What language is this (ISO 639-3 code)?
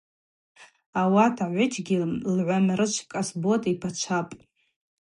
abq